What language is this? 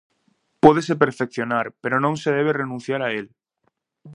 Galician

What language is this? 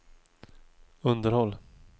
Swedish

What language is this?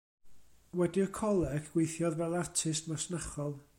Welsh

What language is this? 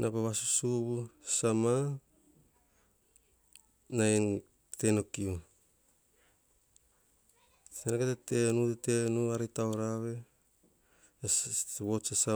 Hahon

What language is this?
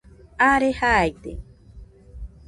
Nüpode Huitoto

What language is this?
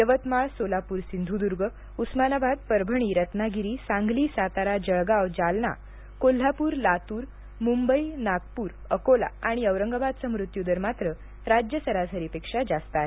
Marathi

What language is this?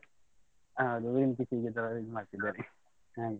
Kannada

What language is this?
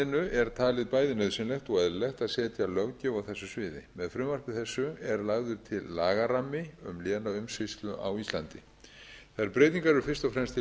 Icelandic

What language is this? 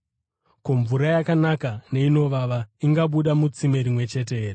Shona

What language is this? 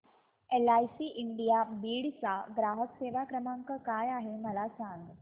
Marathi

